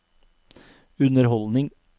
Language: Norwegian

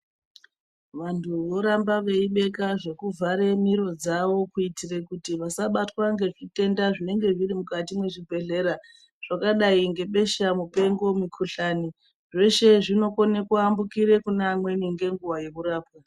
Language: Ndau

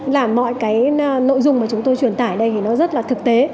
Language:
Vietnamese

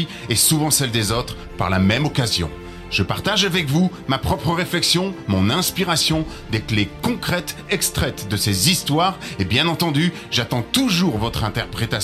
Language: French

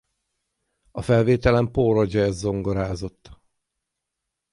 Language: Hungarian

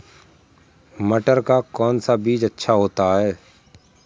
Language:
Hindi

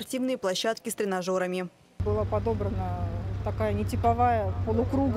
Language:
Russian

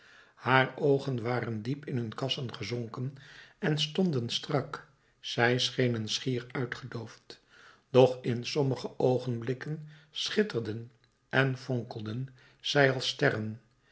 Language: Dutch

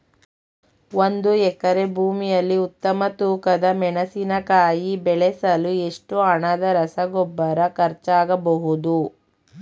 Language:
Kannada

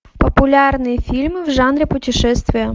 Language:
Russian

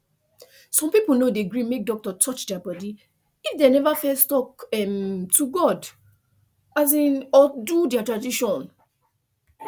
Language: Nigerian Pidgin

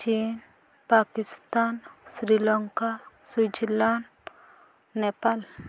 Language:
Odia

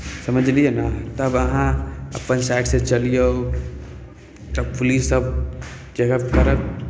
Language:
Maithili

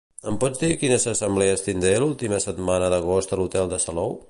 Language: Catalan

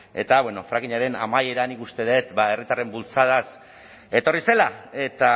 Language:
Basque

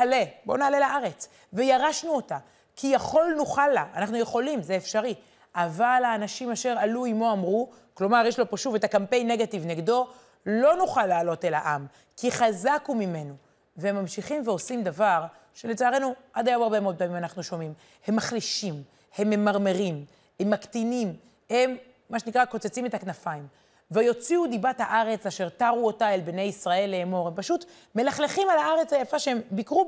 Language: Hebrew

